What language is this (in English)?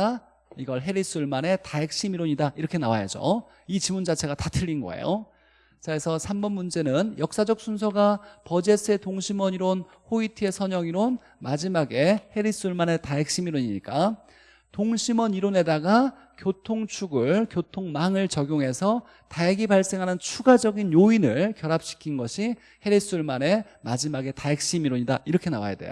Korean